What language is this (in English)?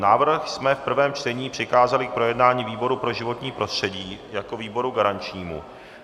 Czech